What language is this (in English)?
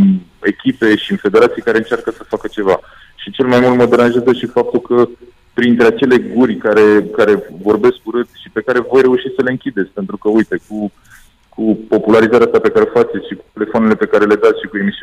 Romanian